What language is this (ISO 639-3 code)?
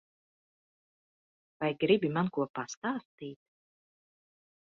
lav